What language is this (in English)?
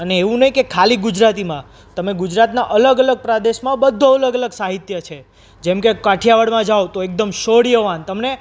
Gujarati